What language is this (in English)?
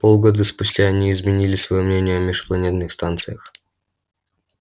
Russian